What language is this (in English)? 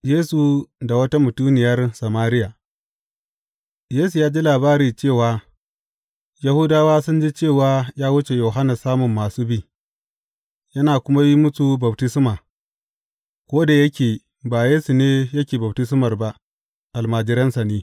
Hausa